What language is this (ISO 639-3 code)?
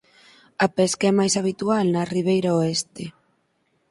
glg